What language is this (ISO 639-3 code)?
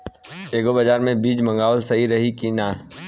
bho